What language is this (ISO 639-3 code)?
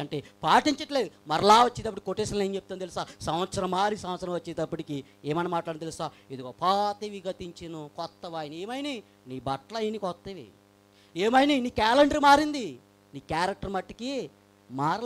hin